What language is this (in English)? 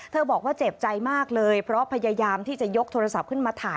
Thai